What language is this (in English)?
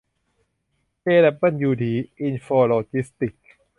Thai